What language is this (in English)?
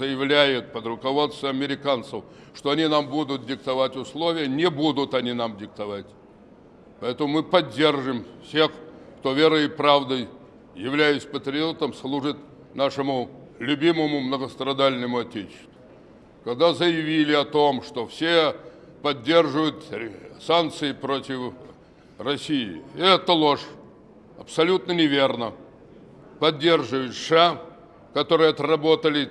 Russian